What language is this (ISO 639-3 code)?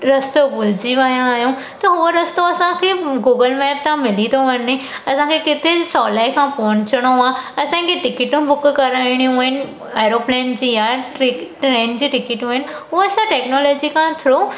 snd